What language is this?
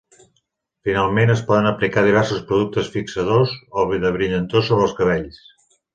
Catalan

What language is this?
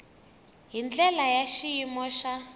Tsonga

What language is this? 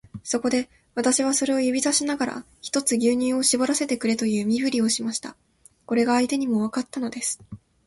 Japanese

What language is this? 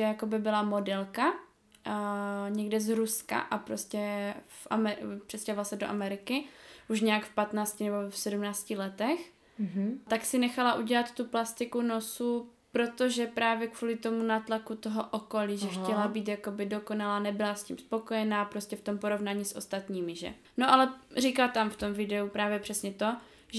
Czech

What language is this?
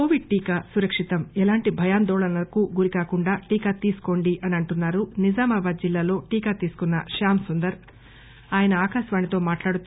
Telugu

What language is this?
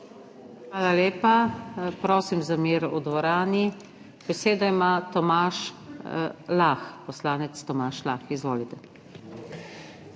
Slovenian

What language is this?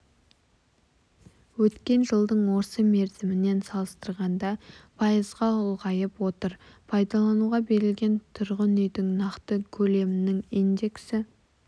Kazakh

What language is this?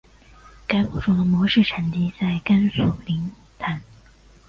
Chinese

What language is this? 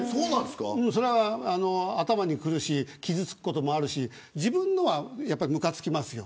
Japanese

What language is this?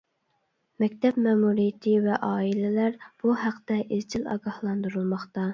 Uyghur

